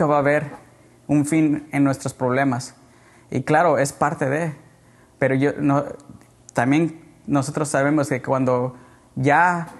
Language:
Spanish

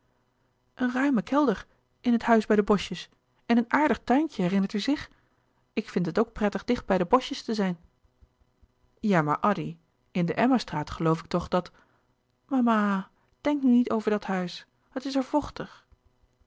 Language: Dutch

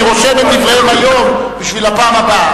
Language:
Hebrew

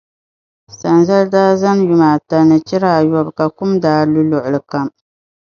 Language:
Dagbani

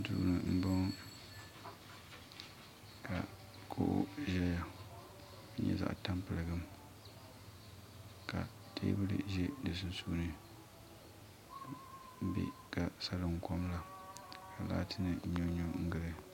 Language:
Dagbani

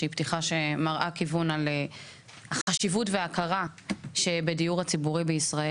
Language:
Hebrew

